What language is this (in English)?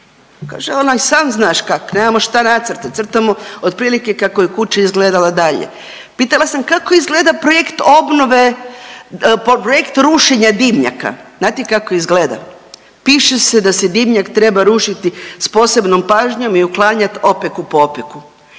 Croatian